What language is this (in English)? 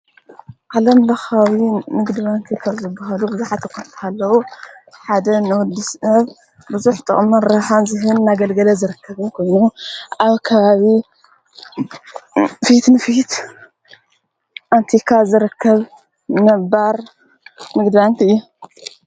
Tigrinya